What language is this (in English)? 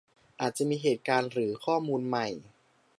Thai